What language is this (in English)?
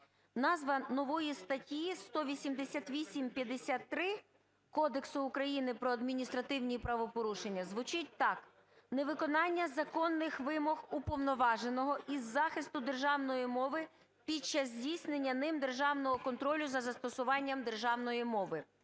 Ukrainian